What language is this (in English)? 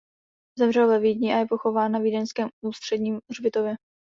Czech